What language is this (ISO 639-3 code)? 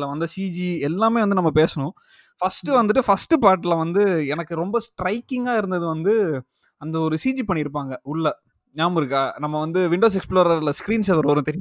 tam